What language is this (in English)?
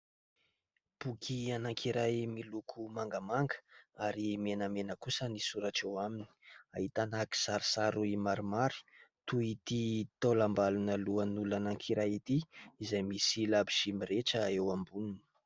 Malagasy